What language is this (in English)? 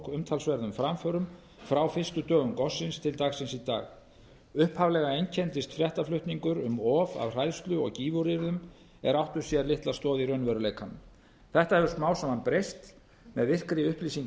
Icelandic